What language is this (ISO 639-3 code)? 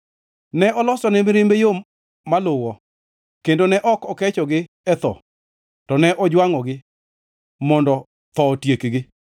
luo